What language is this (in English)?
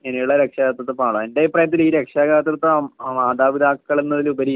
Malayalam